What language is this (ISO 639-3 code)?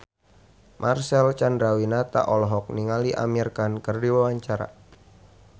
sun